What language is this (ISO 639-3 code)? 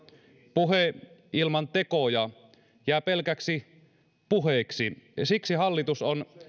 fin